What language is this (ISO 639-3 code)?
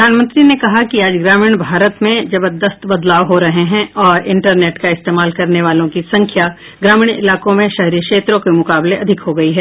hin